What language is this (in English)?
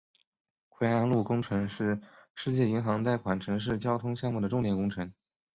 Chinese